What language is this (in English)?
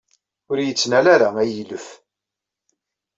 Kabyle